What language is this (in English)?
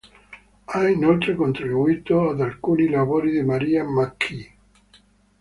Italian